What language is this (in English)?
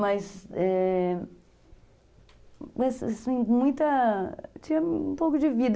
Portuguese